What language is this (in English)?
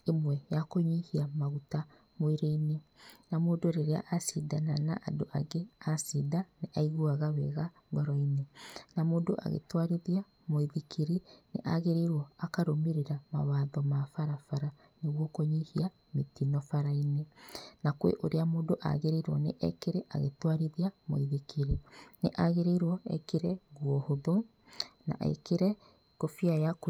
Kikuyu